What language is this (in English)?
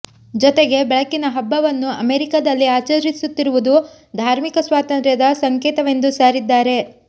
Kannada